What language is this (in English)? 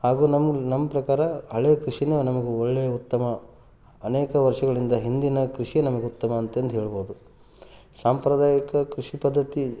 Kannada